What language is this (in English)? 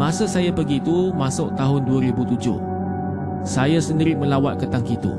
Malay